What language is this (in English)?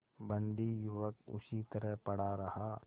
Hindi